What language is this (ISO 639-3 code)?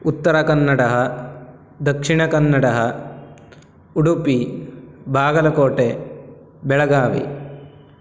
san